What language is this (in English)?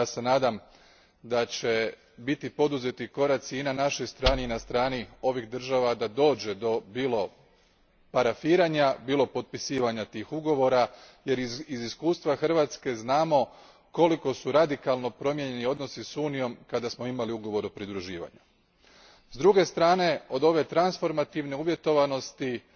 Croatian